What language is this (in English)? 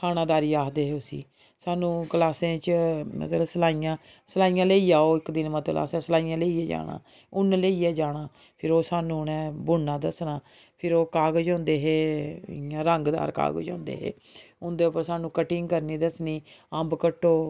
Dogri